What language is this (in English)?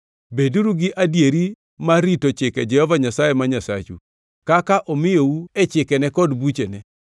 Luo (Kenya and Tanzania)